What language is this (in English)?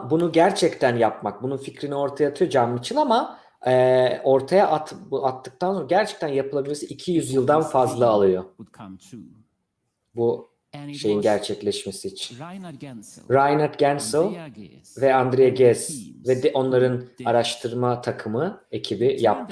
Turkish